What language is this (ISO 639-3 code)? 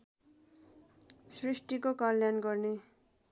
nep